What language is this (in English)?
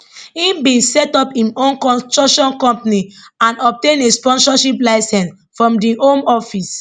Nigerian Pidgin